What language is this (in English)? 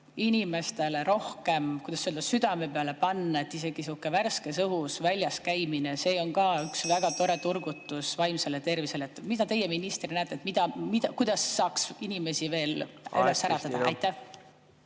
Estonian